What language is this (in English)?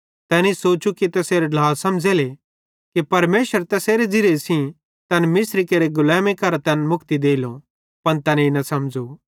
Bhadrawahi